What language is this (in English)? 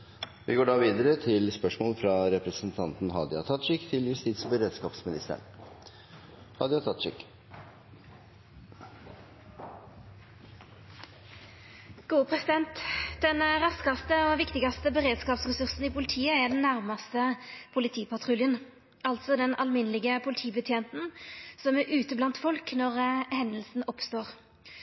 Norwegian Nynorsk